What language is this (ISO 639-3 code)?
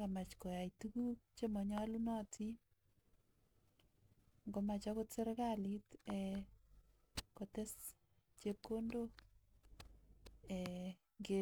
kln